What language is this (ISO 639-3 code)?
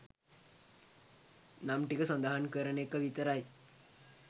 sin